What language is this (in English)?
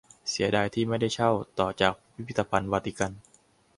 Thai